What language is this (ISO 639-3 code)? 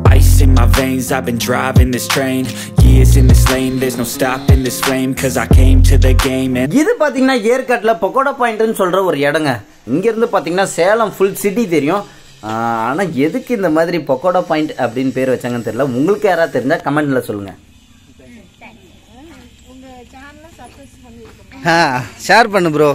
tam